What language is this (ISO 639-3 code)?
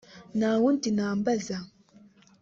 kin